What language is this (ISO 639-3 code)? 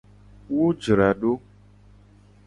gej